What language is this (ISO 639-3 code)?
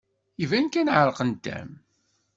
kab